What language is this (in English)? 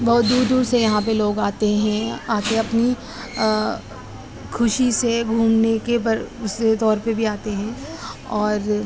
Urdu